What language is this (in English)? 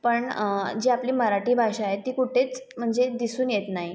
Marathi